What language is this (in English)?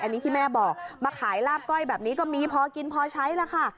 Thai